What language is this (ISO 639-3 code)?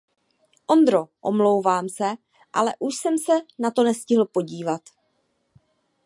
ces